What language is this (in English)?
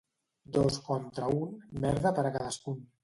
Catalan